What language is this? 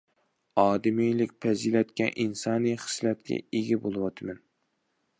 Uyghur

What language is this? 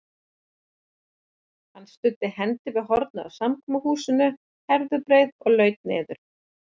Icelandic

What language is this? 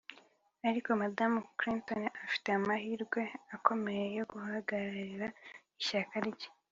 Kinyarwanda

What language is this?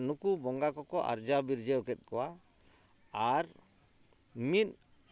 Santali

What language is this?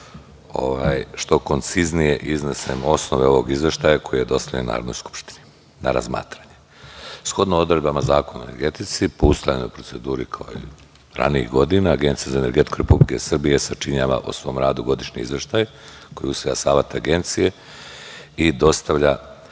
Serbian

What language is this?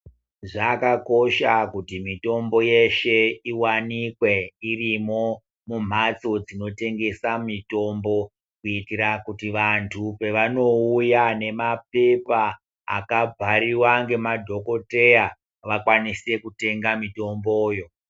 Ndau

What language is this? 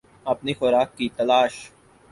Urdu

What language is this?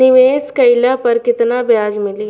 Bhojpuri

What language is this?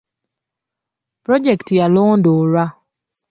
Ganda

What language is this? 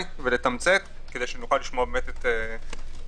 Hebrew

